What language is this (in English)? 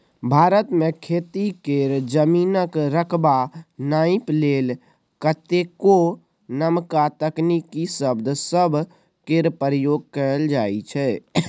Maithili